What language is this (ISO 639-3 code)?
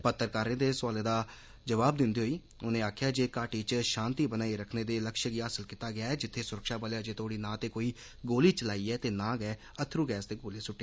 doi